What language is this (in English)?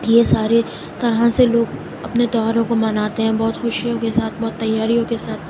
Urdu